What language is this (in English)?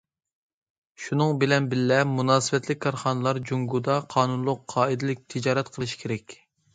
Uyghur